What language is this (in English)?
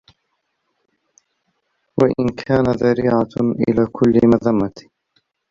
Arabic